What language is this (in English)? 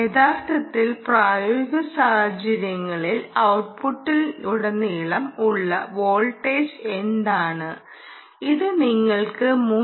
Malayalam